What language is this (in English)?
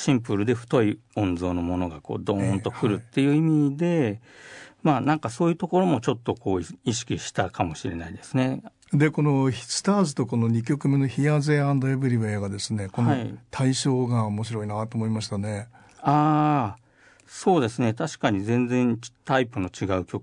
Japanese